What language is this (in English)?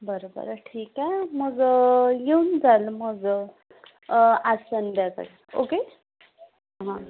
Marathi